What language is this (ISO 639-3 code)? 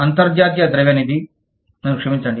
tel